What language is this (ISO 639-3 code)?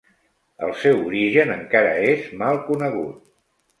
cat